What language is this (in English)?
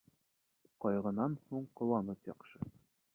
Bashkir